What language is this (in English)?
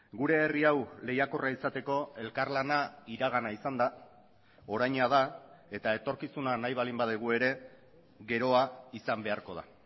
Basque